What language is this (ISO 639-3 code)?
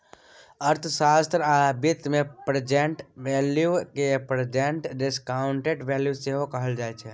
mai